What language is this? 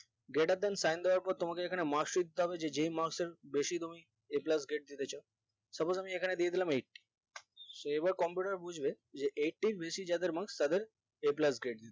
Bangla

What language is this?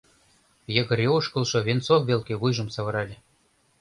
Mari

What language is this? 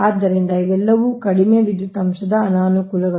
Kannada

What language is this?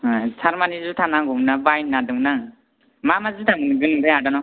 Bodo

